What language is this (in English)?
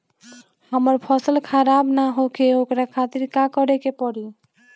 Bhojpuri